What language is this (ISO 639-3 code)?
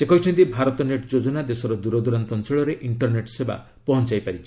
ori